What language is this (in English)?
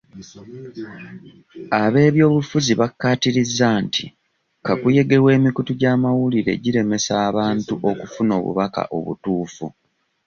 Ganda